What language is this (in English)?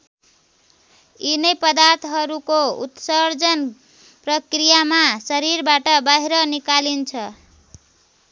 Nepali